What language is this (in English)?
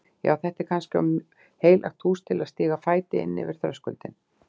Icelandic